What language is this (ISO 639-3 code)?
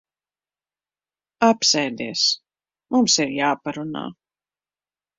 lav